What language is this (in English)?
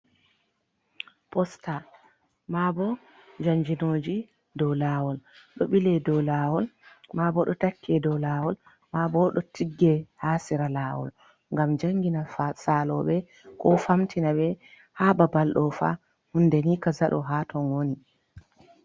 Fula